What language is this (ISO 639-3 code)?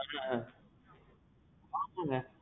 tam